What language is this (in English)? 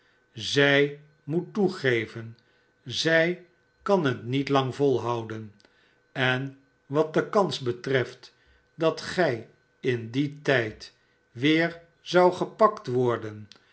Dutch